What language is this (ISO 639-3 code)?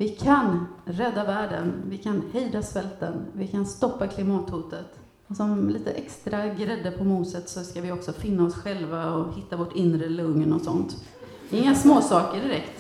swe